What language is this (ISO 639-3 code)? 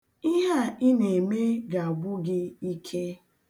ibo